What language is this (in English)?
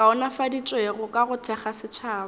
Northern Sotho